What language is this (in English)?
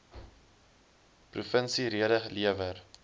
Afrikaans